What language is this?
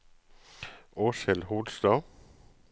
Norwegian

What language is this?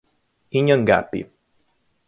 Portuguese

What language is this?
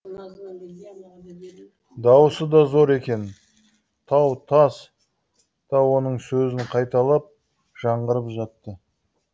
Kazakh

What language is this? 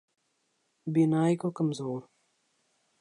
Urdu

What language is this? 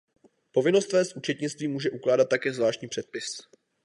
Czech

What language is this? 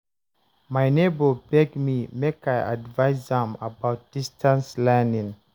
Nigerian Pidgin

